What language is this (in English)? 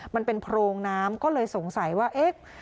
Thai